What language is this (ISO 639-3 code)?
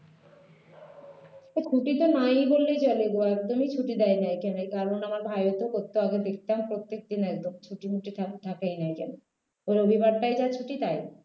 ben